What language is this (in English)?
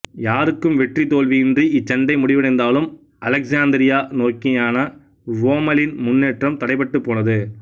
Tamil